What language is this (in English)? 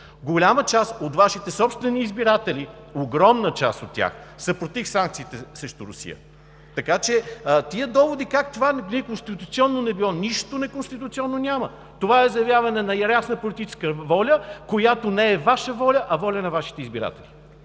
Bulgarian